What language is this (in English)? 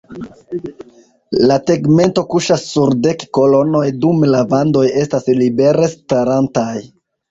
Esperanto